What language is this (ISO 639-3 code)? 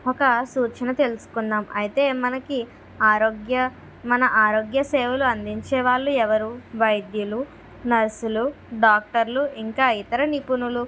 tel